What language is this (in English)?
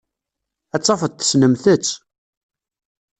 Kabyle